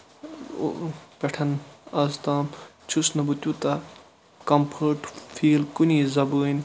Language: Kashmiri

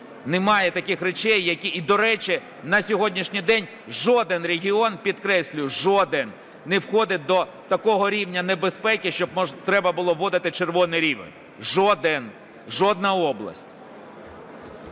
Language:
Ukrainian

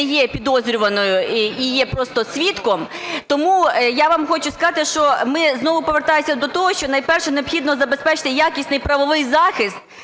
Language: Ukrainian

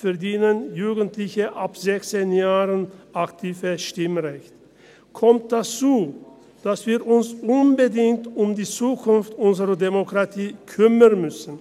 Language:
Swiss German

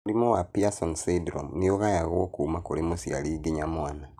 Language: Kikuyu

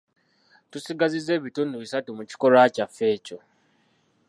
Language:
Ganda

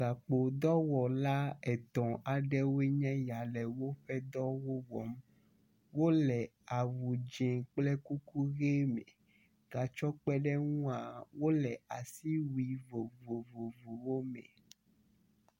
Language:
Ewe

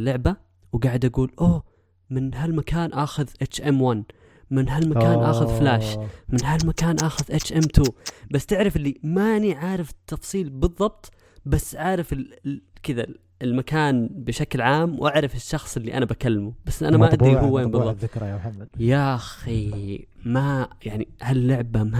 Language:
Arabic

